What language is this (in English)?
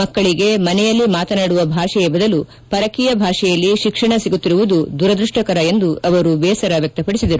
Kannada